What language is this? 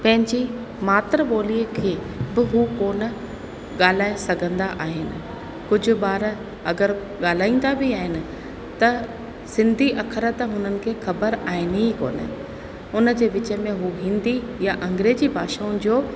Sindhi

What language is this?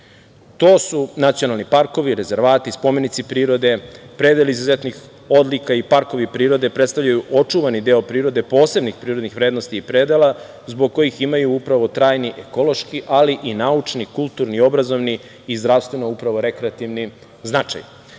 Serbian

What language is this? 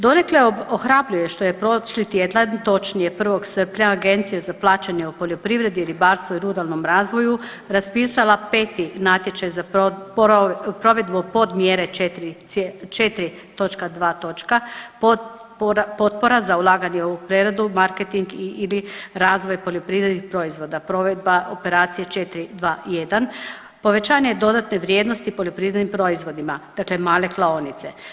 Croatian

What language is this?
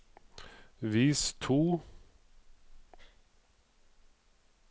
Norwegian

